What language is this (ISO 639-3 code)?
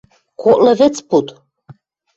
mrj